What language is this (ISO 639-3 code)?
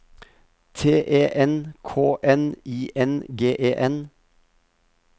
nor